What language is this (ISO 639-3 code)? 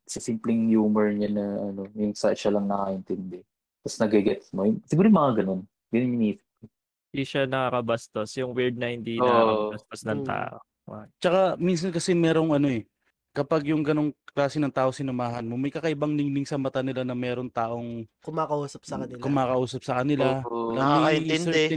fil